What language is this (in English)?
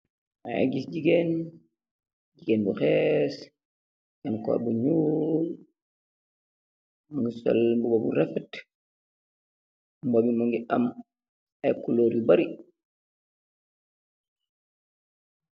Wolof